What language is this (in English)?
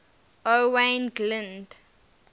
English